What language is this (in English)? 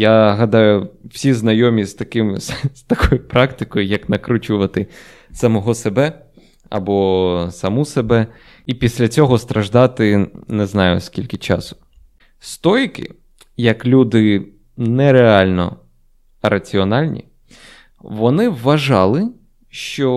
Ukrainian